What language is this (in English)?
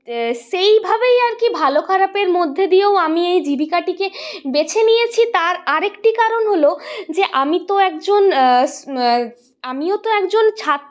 Bangla